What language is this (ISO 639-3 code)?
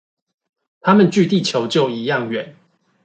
zho